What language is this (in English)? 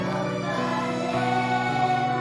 Hebrew